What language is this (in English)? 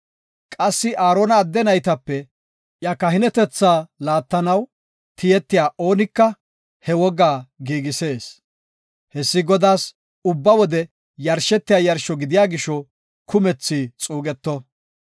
Gofa